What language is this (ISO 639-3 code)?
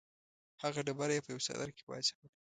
pus